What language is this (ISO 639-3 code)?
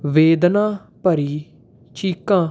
pan